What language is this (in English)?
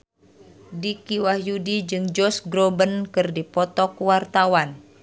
Sundanese